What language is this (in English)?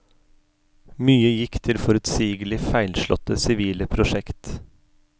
Norwegian